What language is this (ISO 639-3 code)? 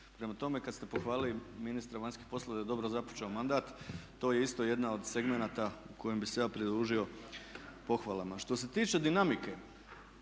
hrv